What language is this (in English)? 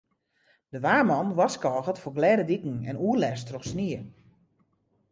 Western Frisian